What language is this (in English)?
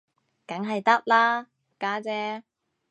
Cantonese